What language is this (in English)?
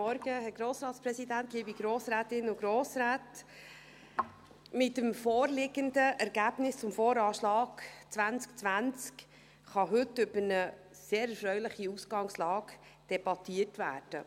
Swiss German